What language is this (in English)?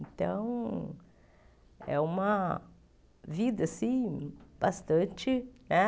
Portuguese